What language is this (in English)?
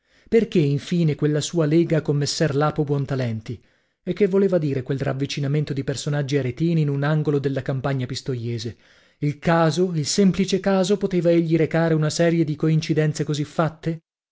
Italian